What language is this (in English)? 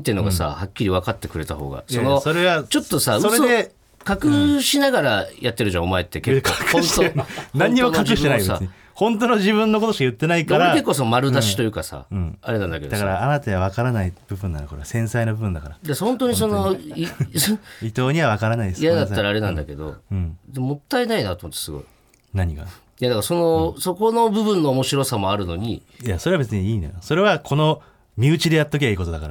Japanese